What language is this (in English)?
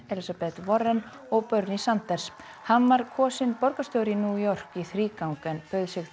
Icelandic